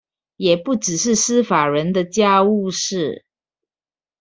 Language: Chinese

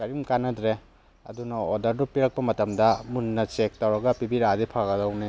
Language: Manipuri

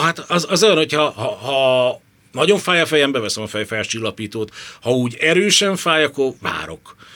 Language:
Hungarian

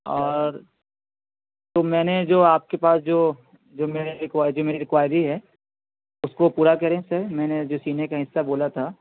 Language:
Urdu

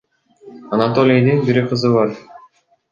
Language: Kyrgyz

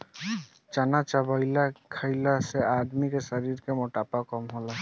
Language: Bhojpuri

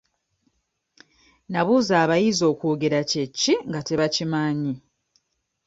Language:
Ganda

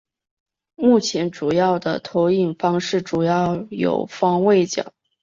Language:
Chinese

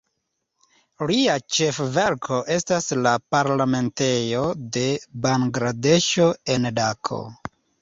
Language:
Esperanto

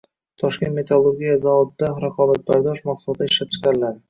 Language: Uzbek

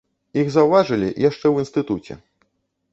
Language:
Belarusian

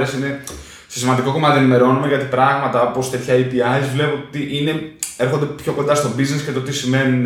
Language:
Greek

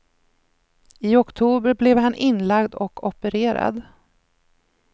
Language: Swedish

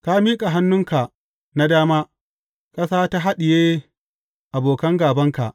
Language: Hausa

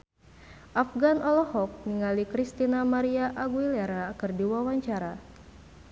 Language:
Sundanese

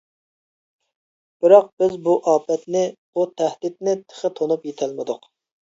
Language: Uyghur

